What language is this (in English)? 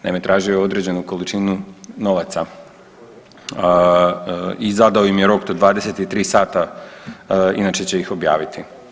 Croatian